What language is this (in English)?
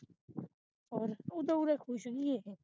Punjabi